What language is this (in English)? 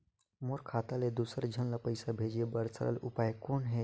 Chhattisgarhi